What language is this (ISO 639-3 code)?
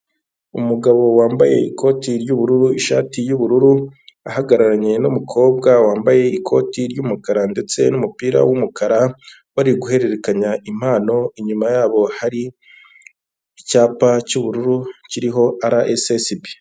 kin